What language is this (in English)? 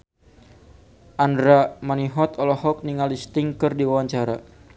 Sundanese